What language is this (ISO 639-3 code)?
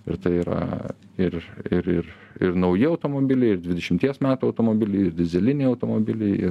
lit